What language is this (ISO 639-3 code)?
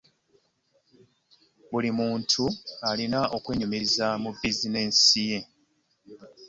lug